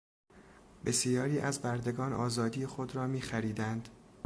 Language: Persian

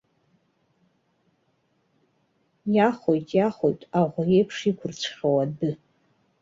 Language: Abkhazian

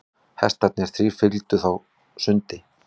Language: Icelandic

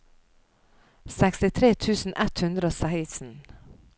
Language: Norwegian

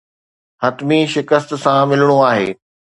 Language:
Sindhi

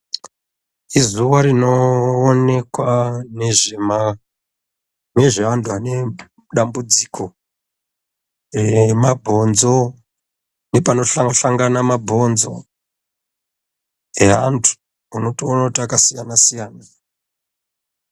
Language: Ndau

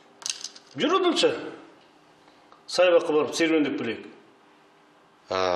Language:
Russian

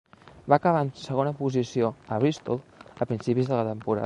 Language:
Catalan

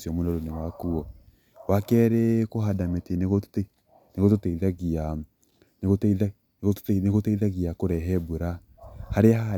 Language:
Kikuyu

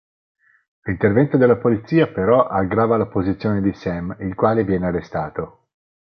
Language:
Italian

